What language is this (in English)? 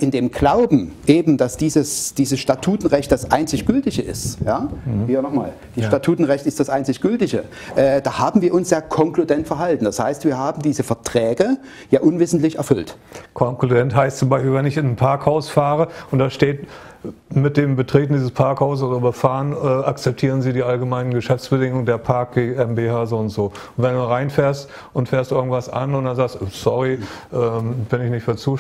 German